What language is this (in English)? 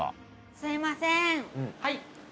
Japanese